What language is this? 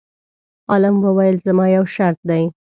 Pashto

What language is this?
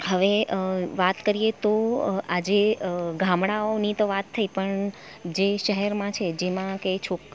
Gujarati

